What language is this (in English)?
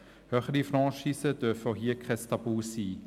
Swiss German